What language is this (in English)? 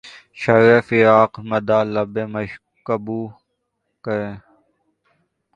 Urdu